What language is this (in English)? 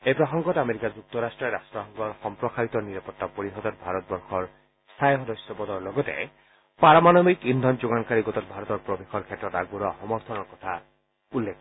Assamese